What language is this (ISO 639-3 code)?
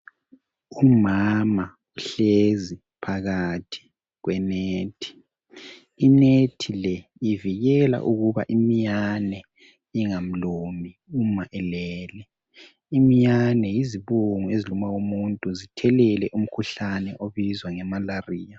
nde